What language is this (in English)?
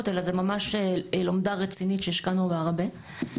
Hebrew